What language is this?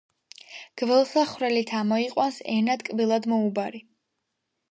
Georgian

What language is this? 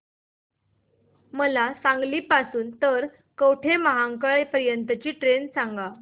Marathi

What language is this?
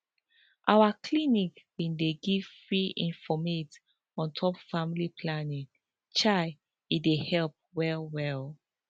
Nigerian Pidgin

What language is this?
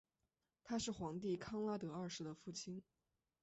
Chinese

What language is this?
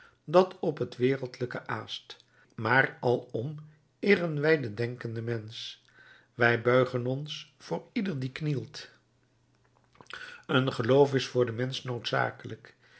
Dutch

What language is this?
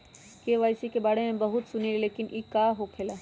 Magahi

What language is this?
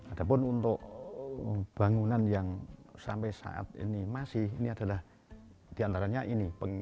Indonesian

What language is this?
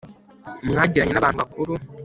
Kinyarwanda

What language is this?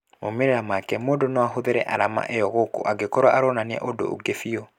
Kikuyu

